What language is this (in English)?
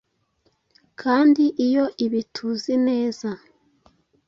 Kinyarwanda